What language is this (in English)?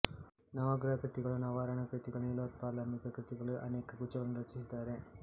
Kannada